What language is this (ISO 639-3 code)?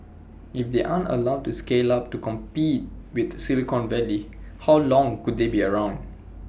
eng